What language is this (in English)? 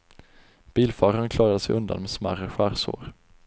Swedish